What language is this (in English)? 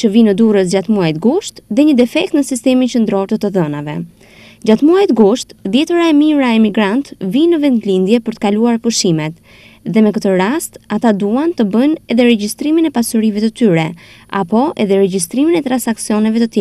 Bulgarian